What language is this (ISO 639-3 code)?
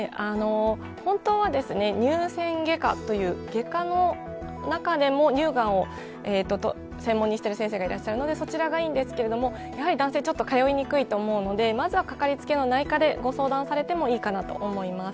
jpn